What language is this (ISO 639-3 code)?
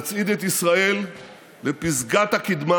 heb